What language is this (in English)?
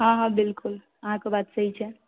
Maithili